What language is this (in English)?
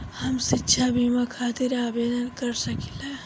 Bhojpuri